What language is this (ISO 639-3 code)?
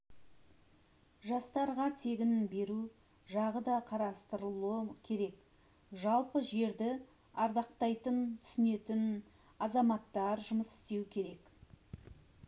kaz